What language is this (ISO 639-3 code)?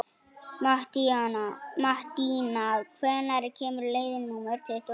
isl